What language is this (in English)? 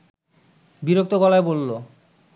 Bangla